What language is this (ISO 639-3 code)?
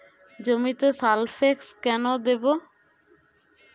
ben